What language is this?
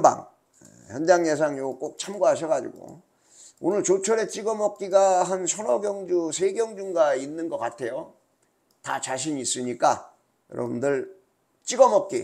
Korean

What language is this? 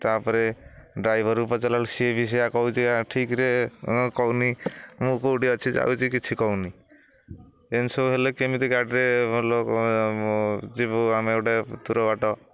Odia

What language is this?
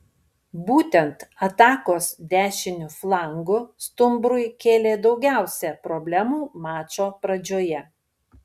Lithuanian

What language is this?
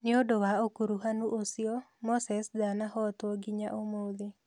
Kikuyu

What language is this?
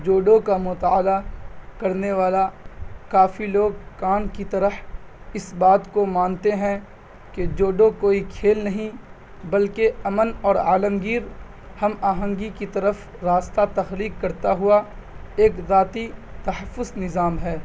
Urdu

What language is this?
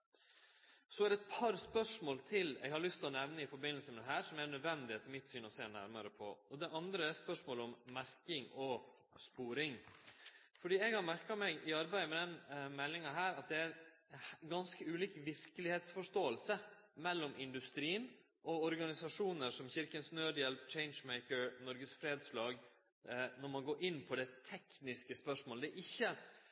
Norwegian Nynorsk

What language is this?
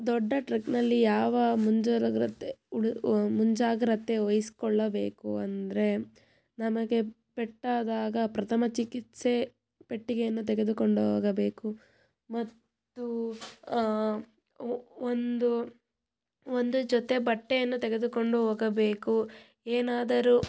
Kannada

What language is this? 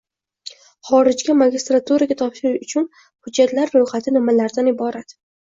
Uzbek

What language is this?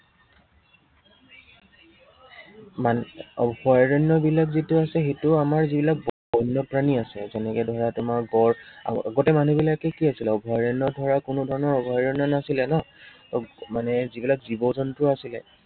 Assamese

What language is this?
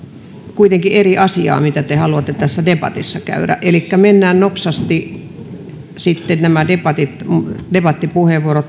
Finnish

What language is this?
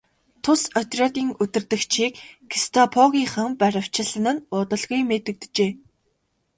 Mongolian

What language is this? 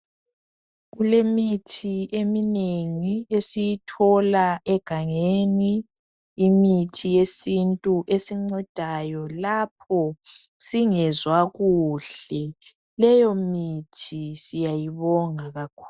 North Ndebele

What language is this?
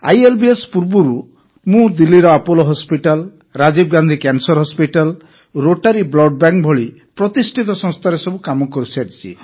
Odia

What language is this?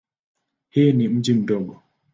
Swahili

